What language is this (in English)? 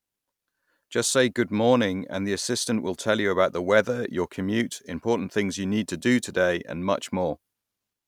English